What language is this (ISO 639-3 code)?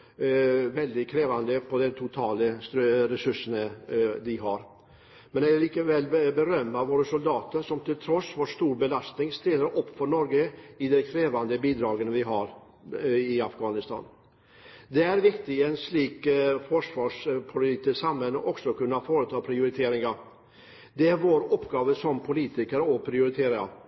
nob